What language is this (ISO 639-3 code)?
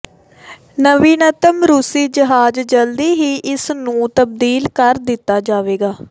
pan